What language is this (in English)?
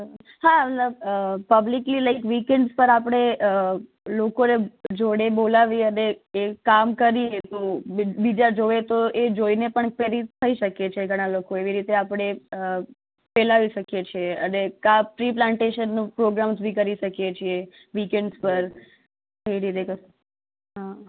Gujarati